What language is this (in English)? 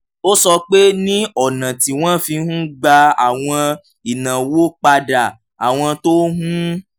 Yoruba